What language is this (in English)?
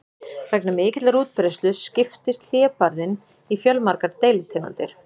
Icelandic